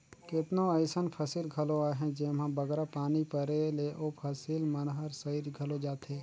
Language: Chhattisgarhi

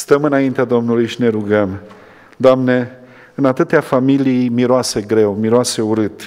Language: Romanian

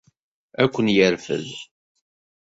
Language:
Kabyle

